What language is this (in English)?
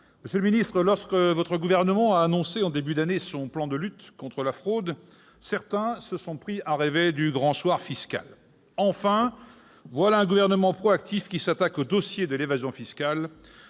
French